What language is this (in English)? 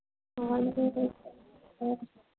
Manipuri